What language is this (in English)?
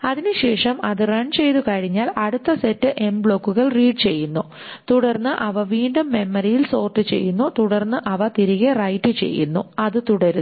Malayalam